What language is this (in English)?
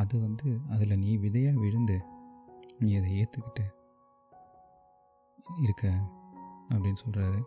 Tamil